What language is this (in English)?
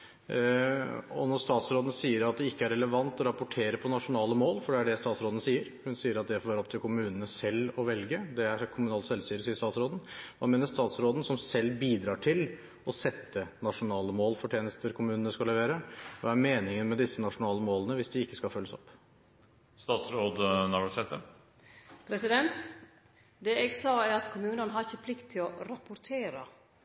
Norwegian